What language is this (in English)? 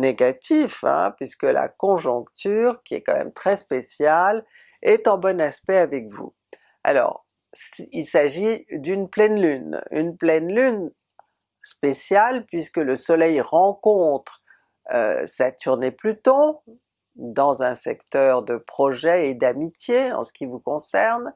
French